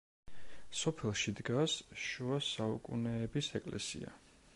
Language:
Georgian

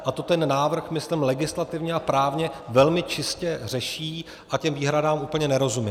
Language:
Czech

